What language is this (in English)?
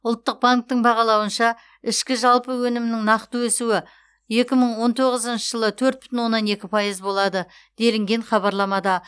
Kazakh